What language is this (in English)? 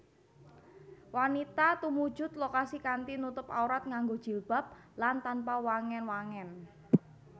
Javanese